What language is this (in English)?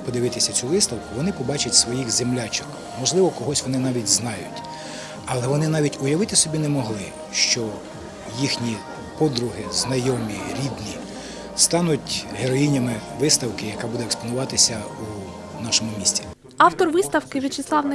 Ukrainian